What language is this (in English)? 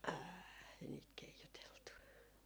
Finnish